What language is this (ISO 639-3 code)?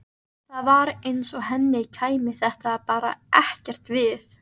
isl